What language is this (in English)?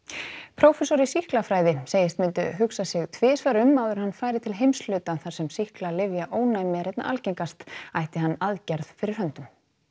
Icelandic